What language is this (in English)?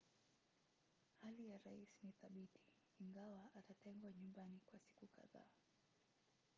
Swahili